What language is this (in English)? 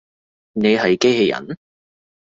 Cantonese